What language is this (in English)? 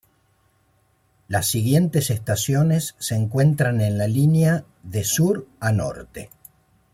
Spanish